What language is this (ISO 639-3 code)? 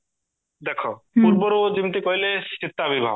ori